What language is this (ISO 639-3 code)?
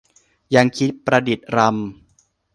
tha